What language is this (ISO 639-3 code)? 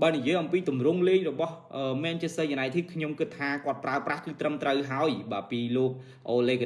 vie